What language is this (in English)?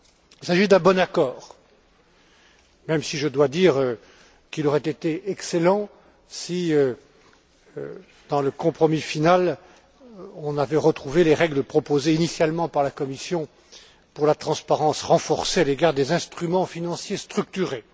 French